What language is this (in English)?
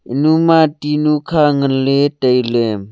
Wancho Naga